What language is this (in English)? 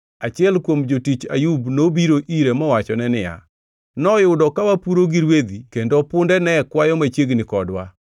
Luo (Kenya and Tanzania)